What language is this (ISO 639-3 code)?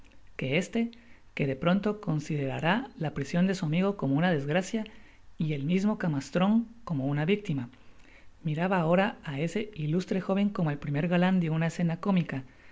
spa